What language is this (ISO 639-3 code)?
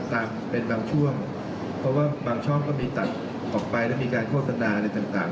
tha